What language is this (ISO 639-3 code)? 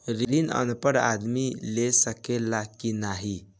bho